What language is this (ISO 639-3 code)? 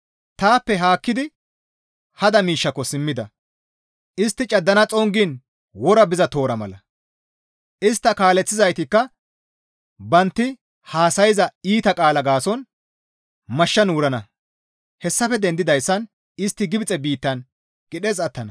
gmv